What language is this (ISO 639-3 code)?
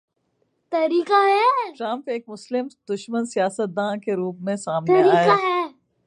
urd